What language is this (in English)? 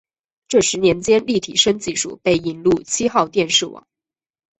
Chinese